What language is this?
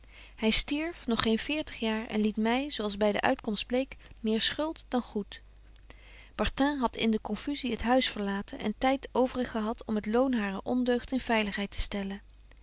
Dutch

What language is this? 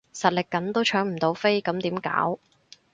Cantonese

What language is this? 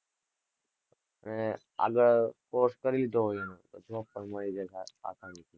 Gujarati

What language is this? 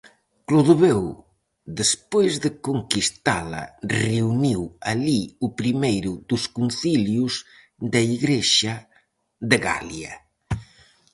Galician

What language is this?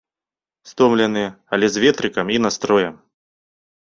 Belarusian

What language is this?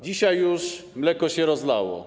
Polish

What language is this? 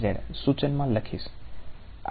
Gujarati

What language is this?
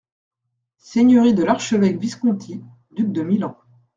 French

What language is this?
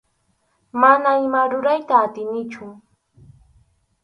Arequipa-La Unión Quechua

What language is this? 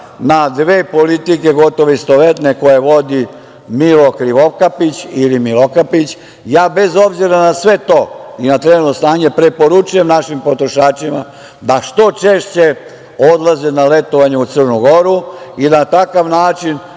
Serbian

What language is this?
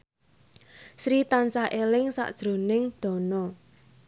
Javanese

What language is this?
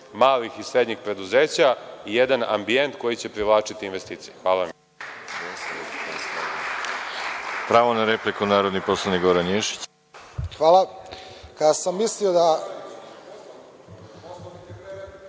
Serbian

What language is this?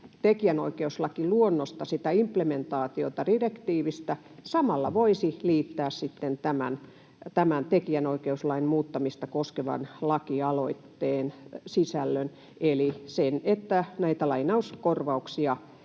Finnish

